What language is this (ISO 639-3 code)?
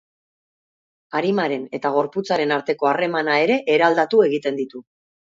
eus